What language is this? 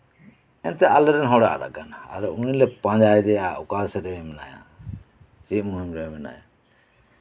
Santali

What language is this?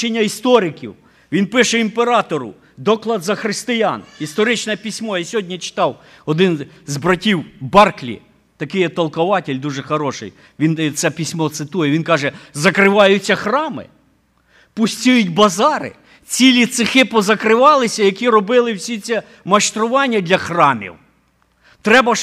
Ukrainian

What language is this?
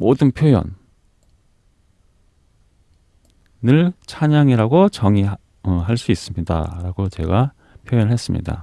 Korean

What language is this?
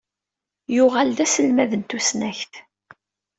Kabyle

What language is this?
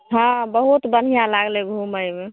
Maithili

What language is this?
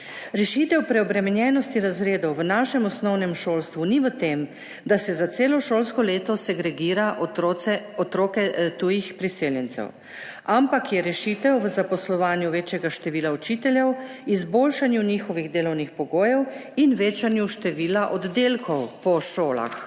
Slovenian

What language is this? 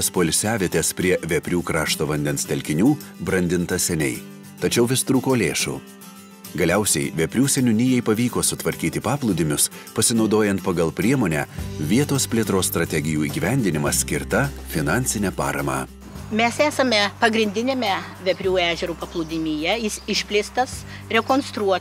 Lithuanian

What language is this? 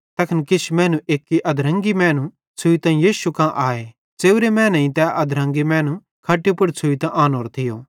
Bhadrawahi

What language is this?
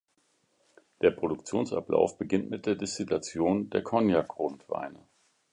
German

